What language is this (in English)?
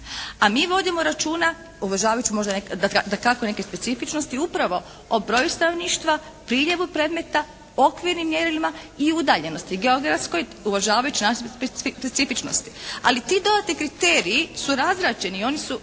Croatian